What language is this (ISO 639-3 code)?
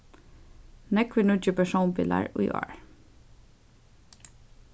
fao